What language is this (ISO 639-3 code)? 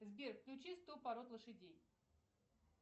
rus